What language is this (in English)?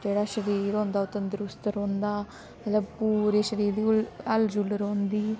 Dogri